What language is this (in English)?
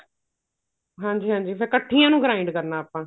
Punjabi